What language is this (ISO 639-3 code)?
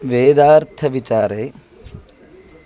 san